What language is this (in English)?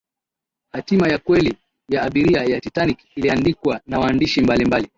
Swahili